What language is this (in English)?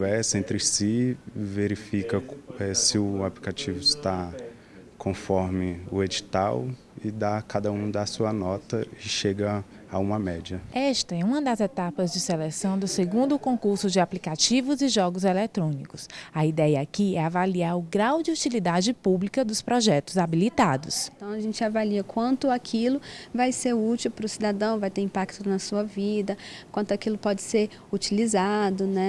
Portuguese